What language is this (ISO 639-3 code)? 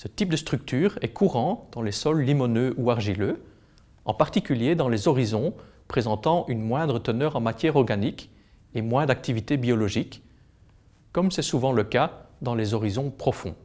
fra